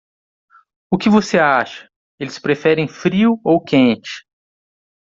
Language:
Portuguese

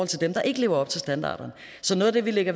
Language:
Danish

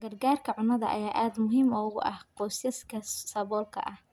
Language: Somali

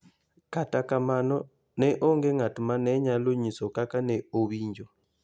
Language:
Luo (Kenya and Tanzania)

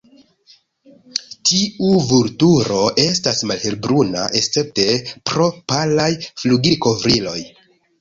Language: Esperanto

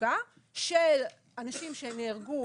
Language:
Hebrew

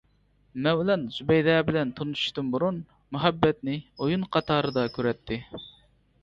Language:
Uyghur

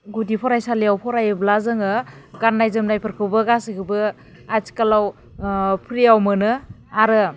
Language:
Bodo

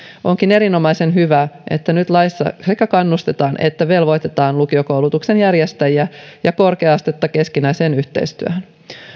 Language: Finnish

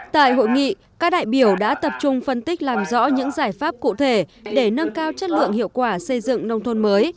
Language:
Vietnamese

